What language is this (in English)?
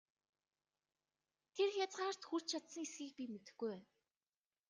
Mongolian